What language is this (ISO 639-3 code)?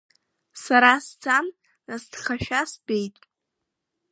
abk